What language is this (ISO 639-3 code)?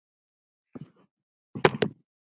isl